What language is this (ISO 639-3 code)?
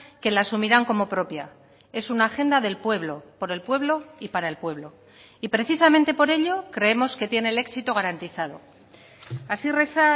spa